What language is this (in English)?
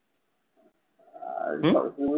Bangla